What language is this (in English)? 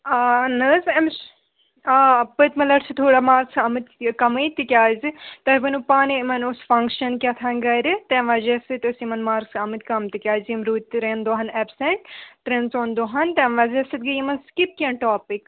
Kashmiri